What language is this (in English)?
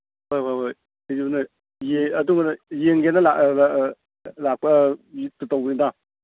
Manipuri